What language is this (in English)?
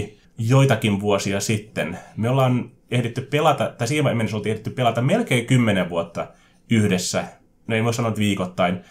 Finnish